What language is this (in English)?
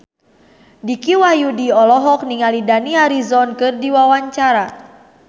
Sundanese